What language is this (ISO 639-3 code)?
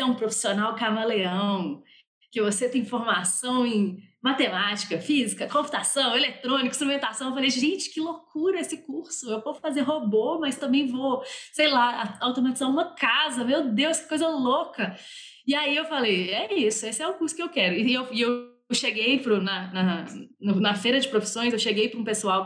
por